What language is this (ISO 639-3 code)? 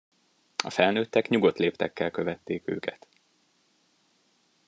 hun